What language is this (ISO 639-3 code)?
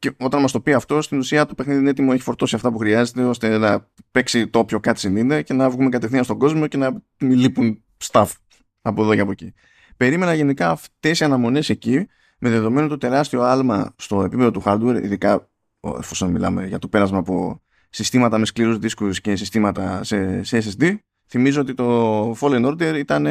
ell